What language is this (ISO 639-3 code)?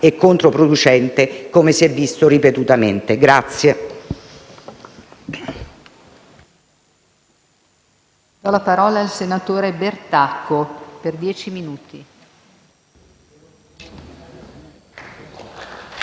ita